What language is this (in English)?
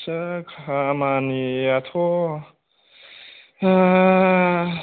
Bodo